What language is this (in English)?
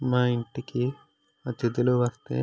Telugu